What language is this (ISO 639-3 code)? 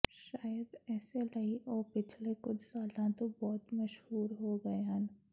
pan